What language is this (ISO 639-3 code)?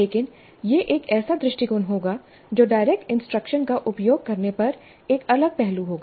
hin